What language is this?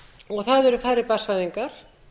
Icelandic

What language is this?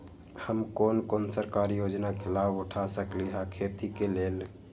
Magahi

